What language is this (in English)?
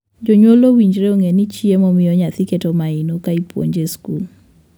Luo (Kenya and Tanzania)